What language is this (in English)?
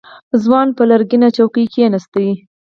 Pashto